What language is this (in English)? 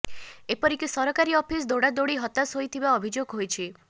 Odia